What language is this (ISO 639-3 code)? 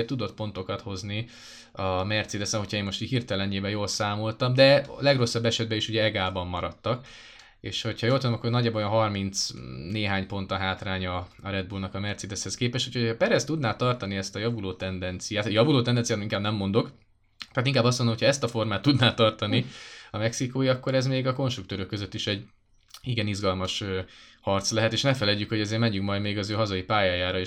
hun